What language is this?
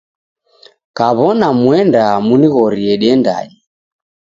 Taita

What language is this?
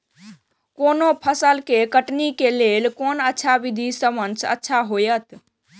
Maithili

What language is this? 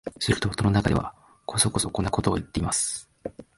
Japanese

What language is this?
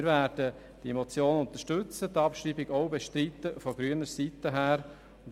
Swiss German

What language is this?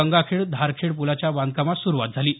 Marathi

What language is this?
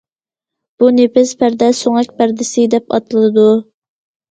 Uyghur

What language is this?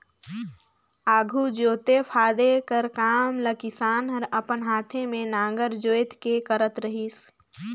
Chhattisgarhi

